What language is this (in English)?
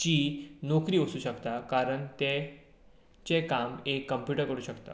Konkani